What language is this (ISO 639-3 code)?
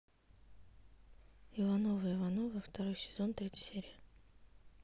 rus